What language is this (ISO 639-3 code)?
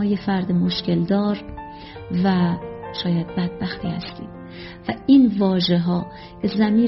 fas